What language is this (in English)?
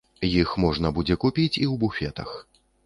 Belarusian